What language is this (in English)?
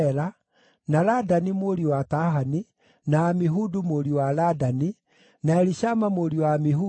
Kikuyu